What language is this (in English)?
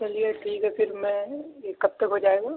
Urdu